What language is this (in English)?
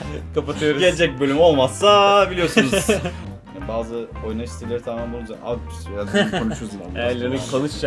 Turkish